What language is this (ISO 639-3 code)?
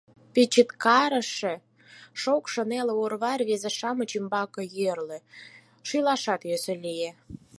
chm